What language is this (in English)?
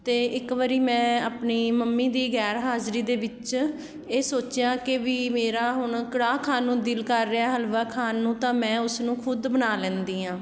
Punjabi